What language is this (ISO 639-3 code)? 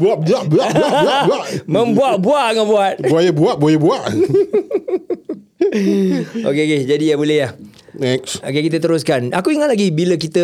msa